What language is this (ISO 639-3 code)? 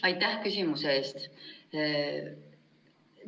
est